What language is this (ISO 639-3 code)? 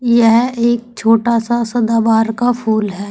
hin